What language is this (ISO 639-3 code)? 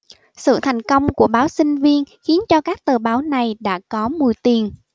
vie